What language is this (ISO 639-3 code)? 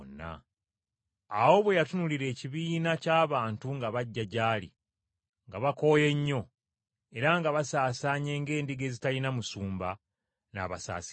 lug